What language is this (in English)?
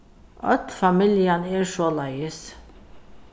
Faroese